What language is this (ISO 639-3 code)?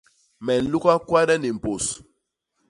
bas